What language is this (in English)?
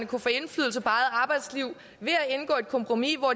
Danish